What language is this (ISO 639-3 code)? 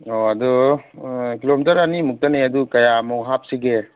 mni